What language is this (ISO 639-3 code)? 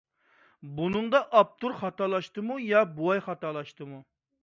uig